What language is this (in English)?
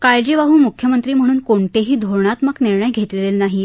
Marathi